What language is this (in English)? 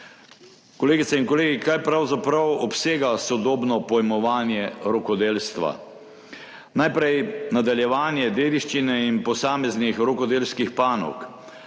Slovenian